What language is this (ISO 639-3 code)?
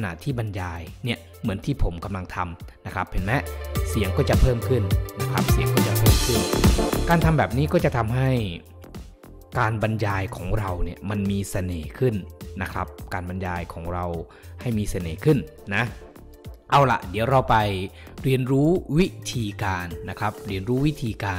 tha